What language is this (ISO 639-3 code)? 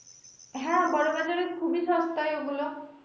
ben